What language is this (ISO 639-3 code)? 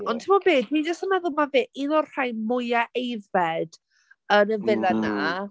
cym